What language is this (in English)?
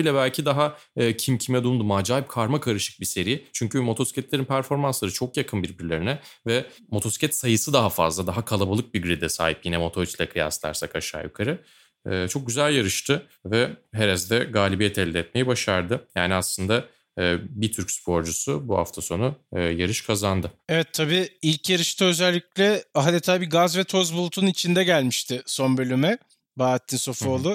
Turkish